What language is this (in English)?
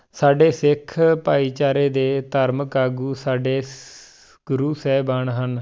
Punjabi